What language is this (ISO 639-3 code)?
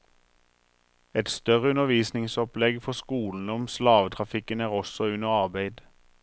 nor